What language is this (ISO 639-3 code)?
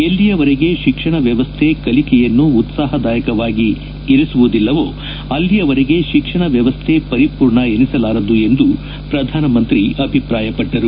kan